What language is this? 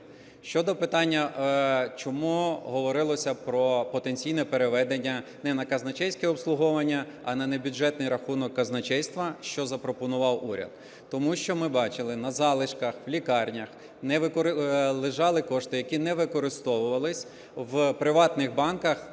Ukrainian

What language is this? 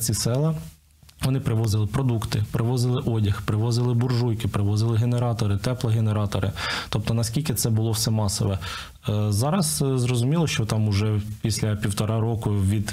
Ukrainian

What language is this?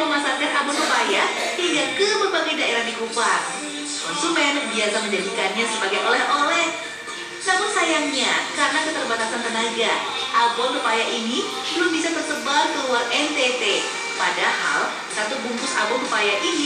Indonesian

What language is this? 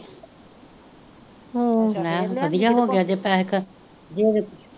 Punjabi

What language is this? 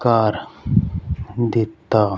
Punjabi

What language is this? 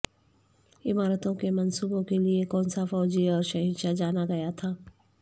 Urdu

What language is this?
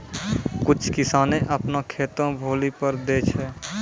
Maithili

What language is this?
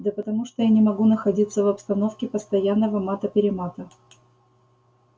Russian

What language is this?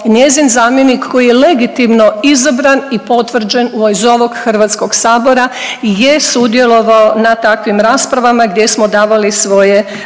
Croatian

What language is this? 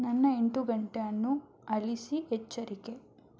Kannada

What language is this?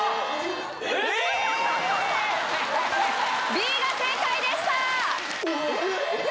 Japanese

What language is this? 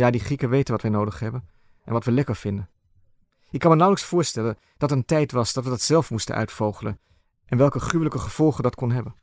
Dutch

